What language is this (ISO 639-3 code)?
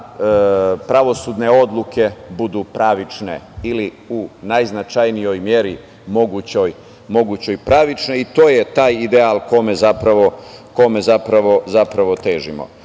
srp